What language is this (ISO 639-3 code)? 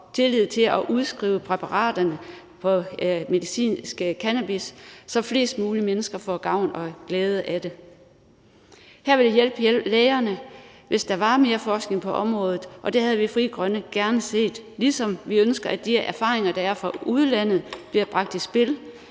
dan